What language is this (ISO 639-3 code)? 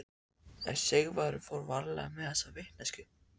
isl